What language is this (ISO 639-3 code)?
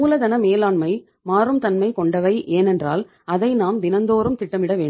tam